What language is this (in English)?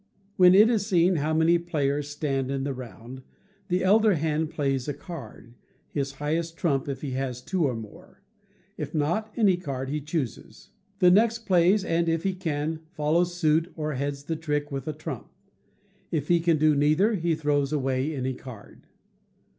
English